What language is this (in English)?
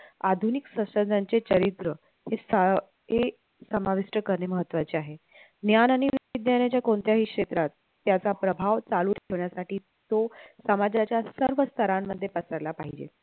Marathi